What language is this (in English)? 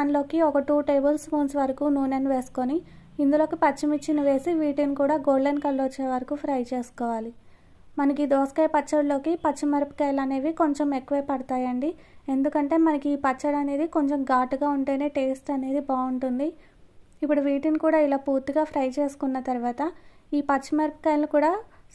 Telugu